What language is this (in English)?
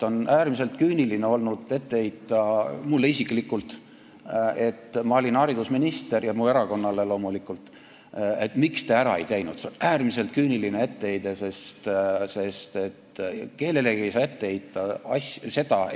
Estonian